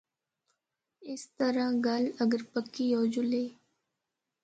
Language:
Northern Hindko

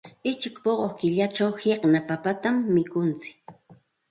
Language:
Santa Ana de Tusi Pasco Quechua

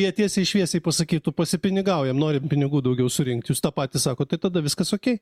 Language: Lithuanian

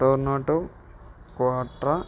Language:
Telugu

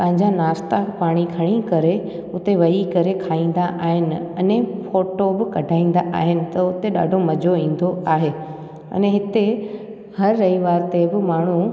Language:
Sindhi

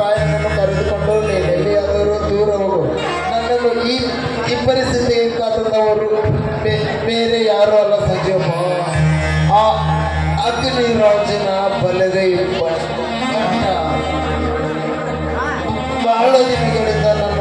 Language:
Arabic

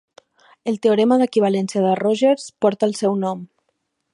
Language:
Catalan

